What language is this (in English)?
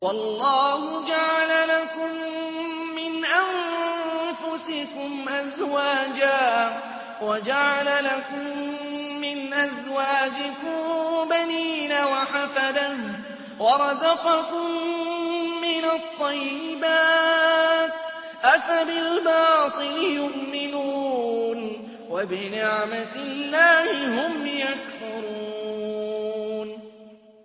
Arabic